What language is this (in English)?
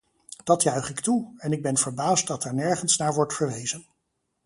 Dutch